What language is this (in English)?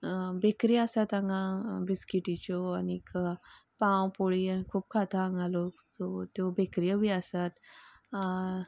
Konkani